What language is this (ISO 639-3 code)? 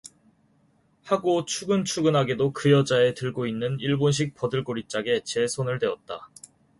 kor